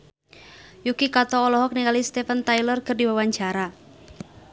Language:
Sundanese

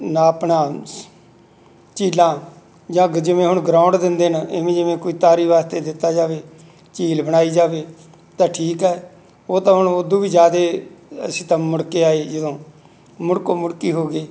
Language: Punjabi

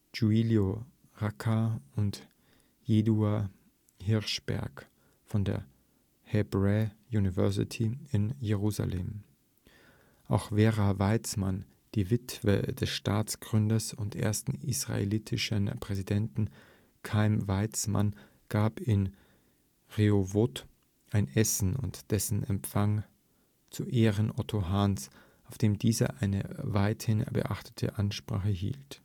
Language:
German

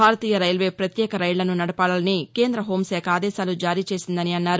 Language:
Telugu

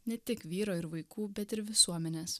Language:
Lithuanian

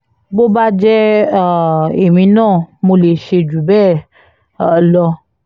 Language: Yoruba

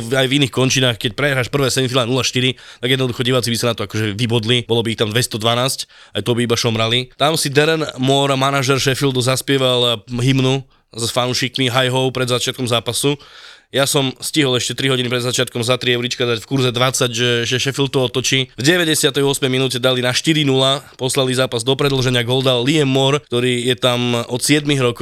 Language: Slovak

